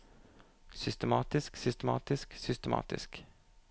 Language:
Norwegian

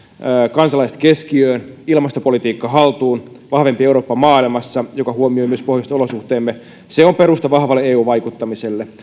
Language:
Finnish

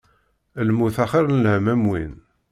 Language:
Kabyle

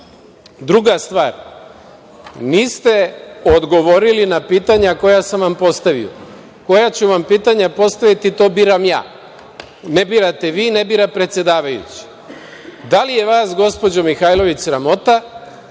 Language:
Serbian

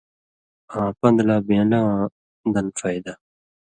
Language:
Indus Kohistani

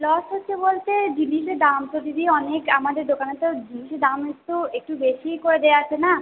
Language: Bangla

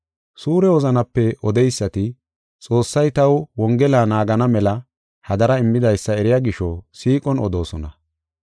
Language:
Gofa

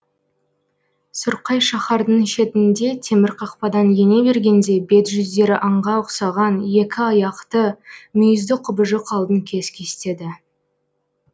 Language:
Kazakh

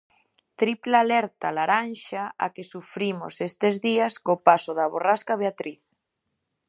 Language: Galician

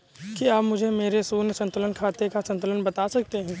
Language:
Hindi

